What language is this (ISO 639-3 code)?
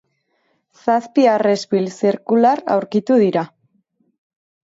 eus